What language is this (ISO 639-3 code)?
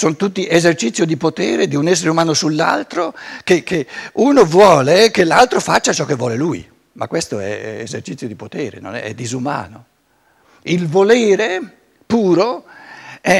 ita